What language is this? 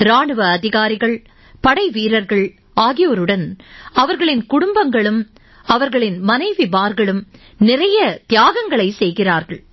Tamil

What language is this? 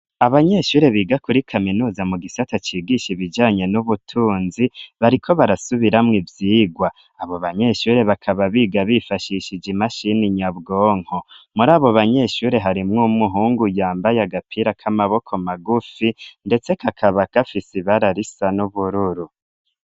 Rundi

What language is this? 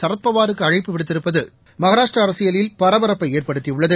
Tamil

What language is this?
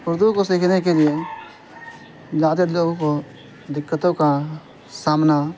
Urdu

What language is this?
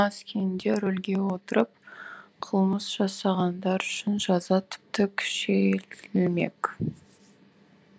Kazakh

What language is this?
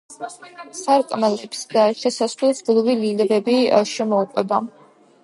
Georgian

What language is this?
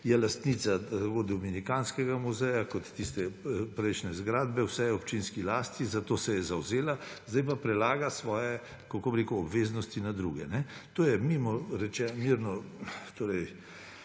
Slovenian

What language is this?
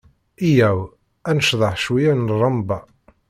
Kabyle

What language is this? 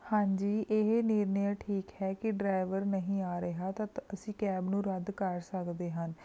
Punjabi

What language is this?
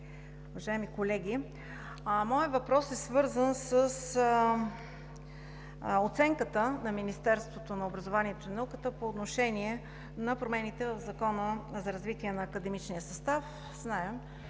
Bulgarian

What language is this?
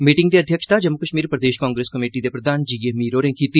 Dogri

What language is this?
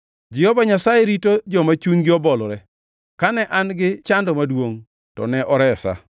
Luo (Kenya and Tanzania)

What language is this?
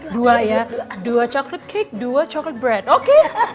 Indonesian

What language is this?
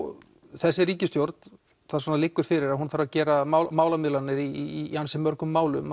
Icelandic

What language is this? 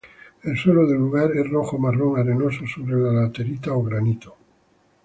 Spanish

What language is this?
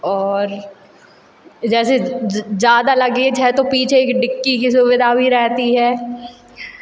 Hindi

